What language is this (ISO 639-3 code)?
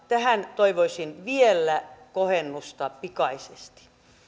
fin